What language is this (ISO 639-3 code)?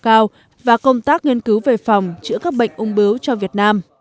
vie